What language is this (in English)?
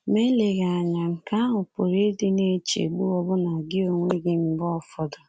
Igbo